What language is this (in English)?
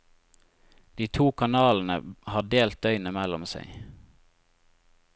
Norwegian